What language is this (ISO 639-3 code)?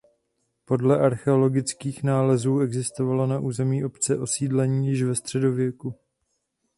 ces